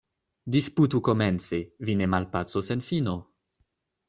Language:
Esperanto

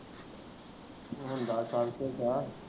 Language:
Punjabi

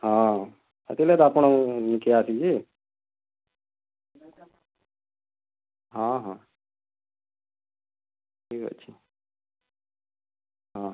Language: Odia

